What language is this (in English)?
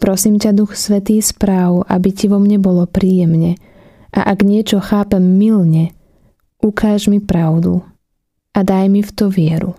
Slovak